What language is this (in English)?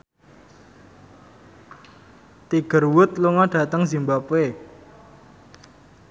Javanese